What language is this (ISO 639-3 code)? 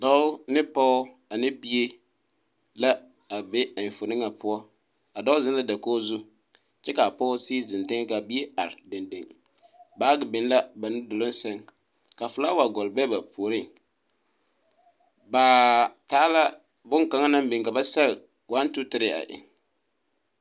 dga